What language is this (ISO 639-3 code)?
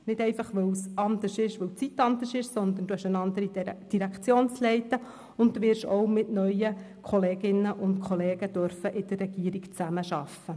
gsw